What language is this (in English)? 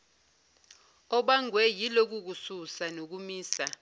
Zulu